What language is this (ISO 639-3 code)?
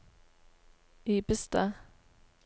nor